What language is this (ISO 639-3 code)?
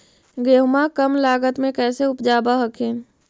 mag